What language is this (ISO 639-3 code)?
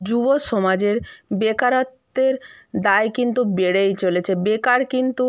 ben